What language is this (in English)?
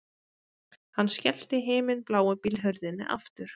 Icelandic